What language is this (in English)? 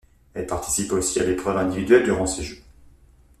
French